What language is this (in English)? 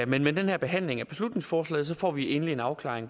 Danish